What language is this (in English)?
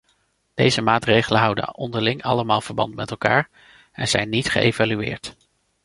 Dutch